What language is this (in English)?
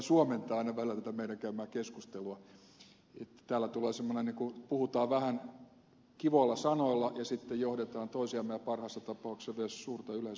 Finnish